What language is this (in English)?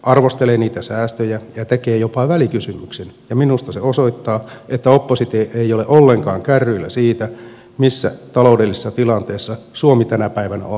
Finnish